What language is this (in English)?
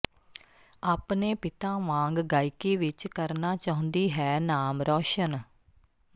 Punjabi